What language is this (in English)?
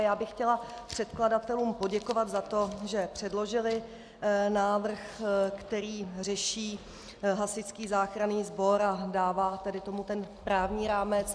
Czech